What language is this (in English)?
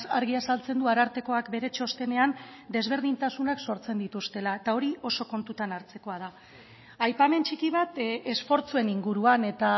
Basque